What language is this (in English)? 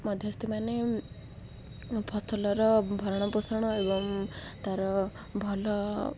Odia